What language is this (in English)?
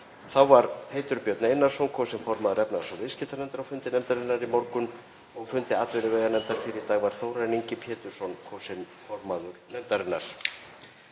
Icelandic